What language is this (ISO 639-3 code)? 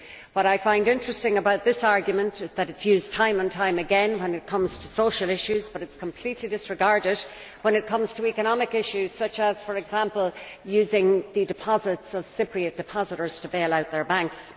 eng